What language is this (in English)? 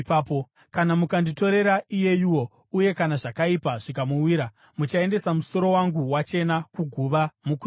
Shona